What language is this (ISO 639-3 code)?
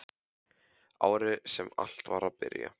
isl